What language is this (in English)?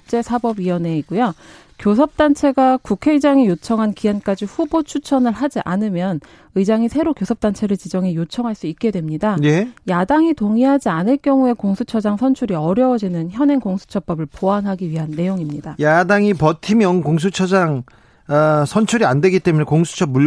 Korean